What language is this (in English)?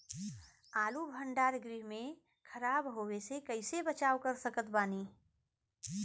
Bhojpuri